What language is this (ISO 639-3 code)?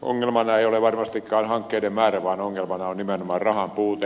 fin